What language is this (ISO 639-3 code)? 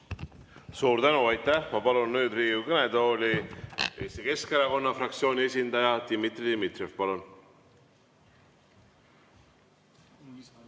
est